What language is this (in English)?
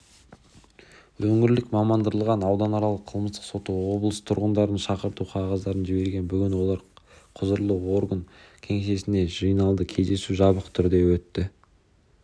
Kazakh